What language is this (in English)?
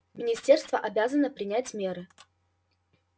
Russian